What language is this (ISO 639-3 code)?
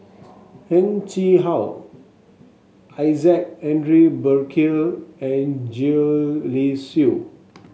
eng